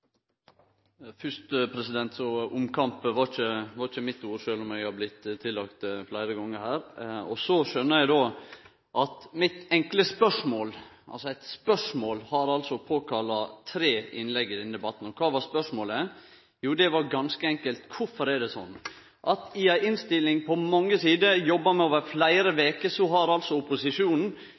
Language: Norwegian Nynorsk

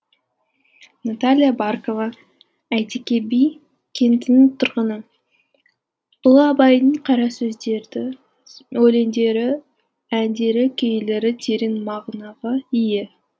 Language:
Kazakh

